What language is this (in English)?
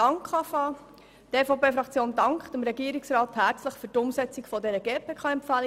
Swiss German